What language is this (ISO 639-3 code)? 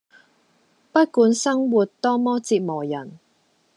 yue